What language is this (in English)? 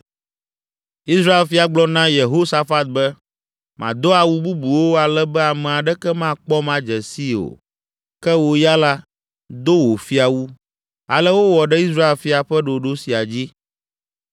Ewe